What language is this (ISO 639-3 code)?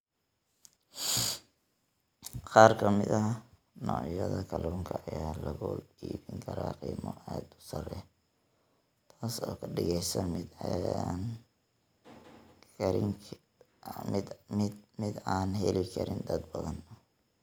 som